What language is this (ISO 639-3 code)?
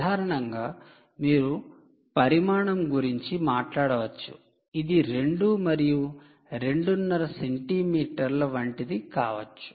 tel